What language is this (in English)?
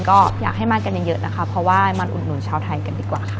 Thai